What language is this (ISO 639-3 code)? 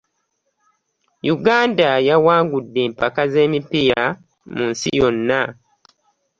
lug